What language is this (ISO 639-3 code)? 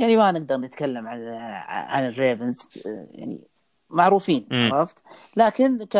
ara